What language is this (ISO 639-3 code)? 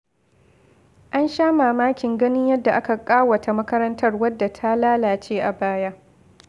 hau